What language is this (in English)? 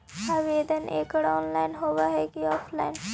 Magahi